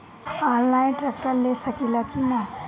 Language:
Bhojpuri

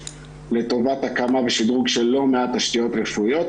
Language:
Hebrew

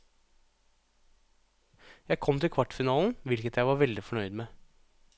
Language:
Norwegian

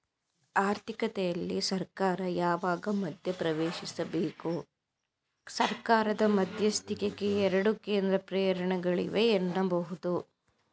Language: Kannada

